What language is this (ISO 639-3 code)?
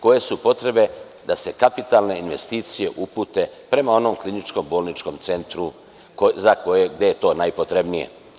srp